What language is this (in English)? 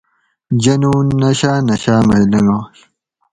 Gawri